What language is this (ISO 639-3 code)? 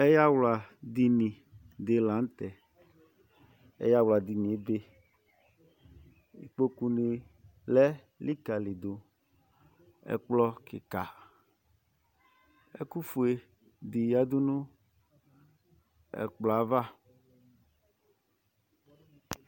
kpo